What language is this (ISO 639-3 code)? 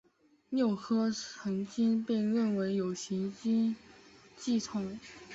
zho